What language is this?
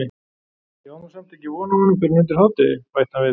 Icelandic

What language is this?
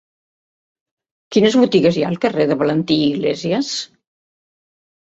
Catalan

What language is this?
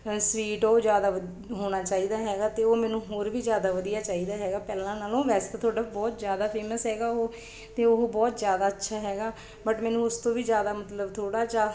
Punjabi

